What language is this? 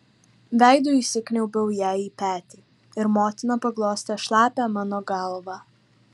Lithuanian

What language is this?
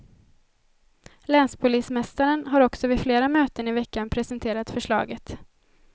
Swedish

